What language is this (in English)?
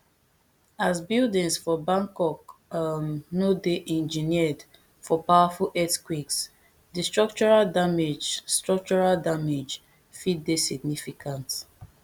Nigerian Pidgin